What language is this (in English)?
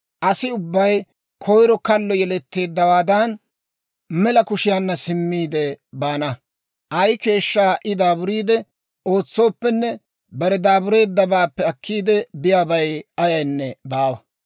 Dawro